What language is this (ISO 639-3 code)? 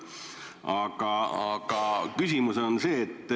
est